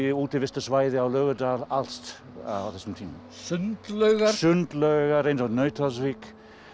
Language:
Icelandic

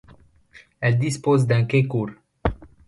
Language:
French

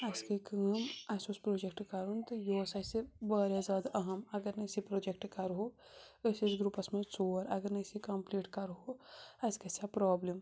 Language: Kashmiri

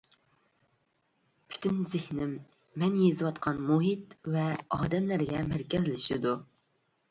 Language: Uyghur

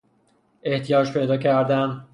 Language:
Persian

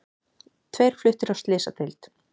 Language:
Icelandic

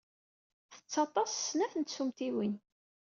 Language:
Kabyle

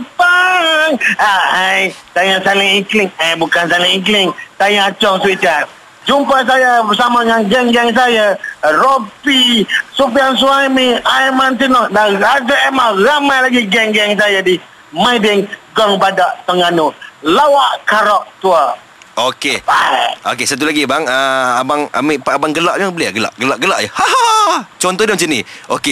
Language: Malay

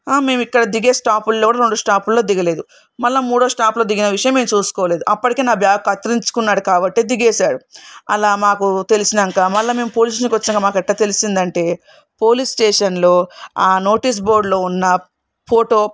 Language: Telugu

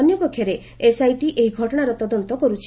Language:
Odia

